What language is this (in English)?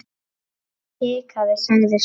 Icelandic